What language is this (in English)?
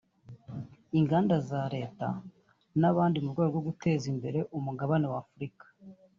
Kinyarwanda